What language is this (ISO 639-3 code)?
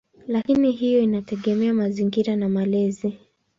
swa